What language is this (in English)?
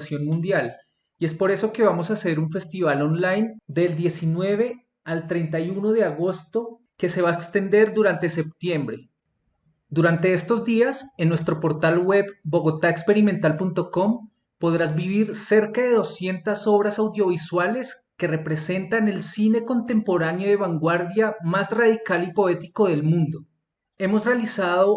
Spanish